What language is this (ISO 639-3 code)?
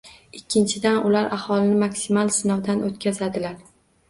uzb